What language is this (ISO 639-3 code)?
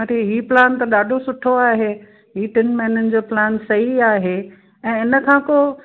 snd